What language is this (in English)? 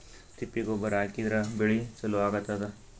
Kannada